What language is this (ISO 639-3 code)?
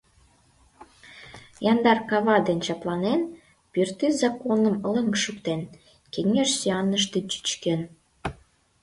chm